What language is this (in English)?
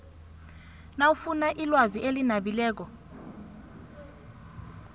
South Ndebele